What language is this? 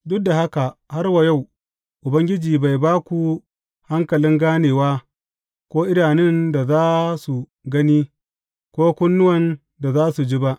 Hausa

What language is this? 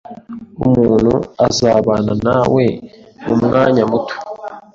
Kinyarwanda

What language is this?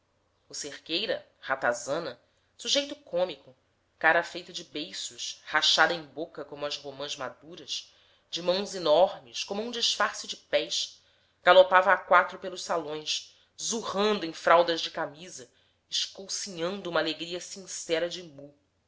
Portuguese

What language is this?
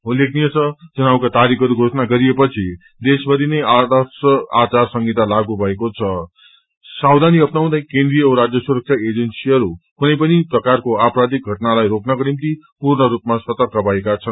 Nepali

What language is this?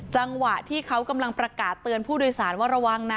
Thai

